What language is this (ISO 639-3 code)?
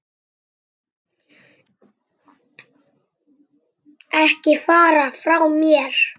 isl